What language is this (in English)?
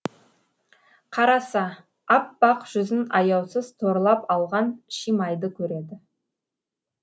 Kazakh